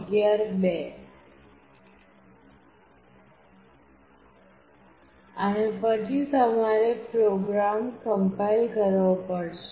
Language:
Gujarati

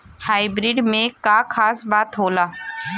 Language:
Bhojpuri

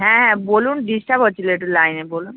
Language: Bangla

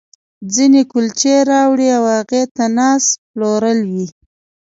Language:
Pashto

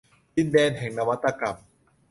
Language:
Thai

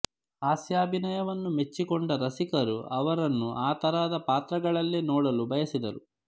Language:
Kannada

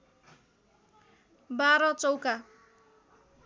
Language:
Nepali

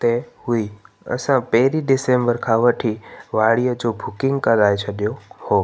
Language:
Sindhi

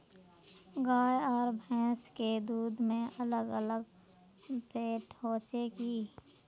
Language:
Magahi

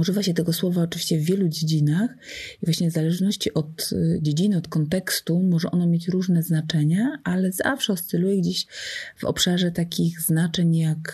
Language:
Polish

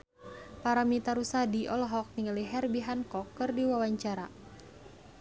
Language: Sundanese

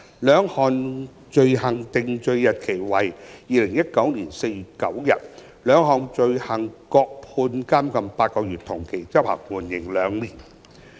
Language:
Cantonese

